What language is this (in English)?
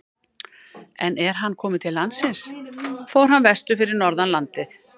Icelandic